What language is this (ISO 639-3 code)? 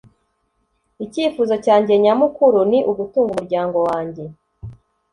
kin